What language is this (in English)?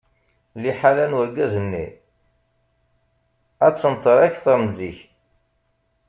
Kabyle